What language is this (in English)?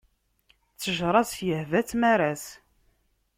Kabyle